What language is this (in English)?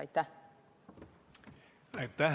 Estonian